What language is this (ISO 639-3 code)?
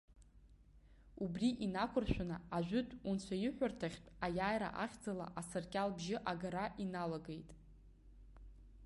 abk